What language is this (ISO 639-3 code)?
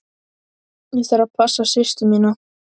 isl